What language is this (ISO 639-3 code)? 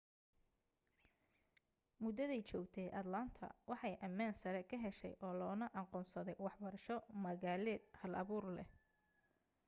som